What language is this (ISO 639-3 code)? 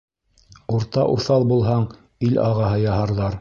bak